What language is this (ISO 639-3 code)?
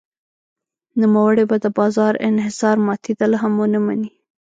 pus